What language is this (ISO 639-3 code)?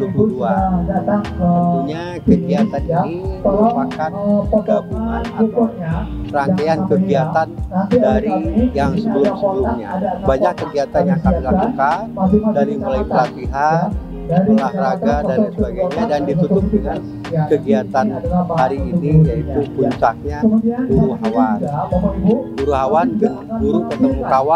ind